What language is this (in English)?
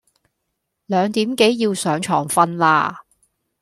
Cantonese